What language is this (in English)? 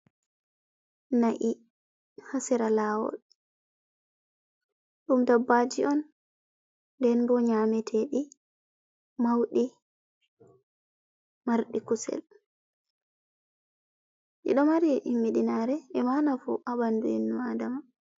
Fula